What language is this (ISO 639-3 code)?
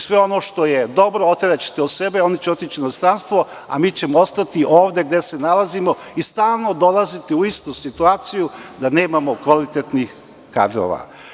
srp